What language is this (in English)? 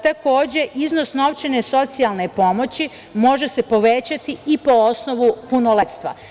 Serbian